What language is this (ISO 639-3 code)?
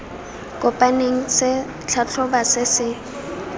tsn